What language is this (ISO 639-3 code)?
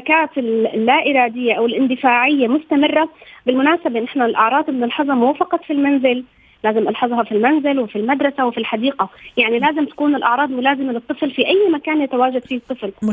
ara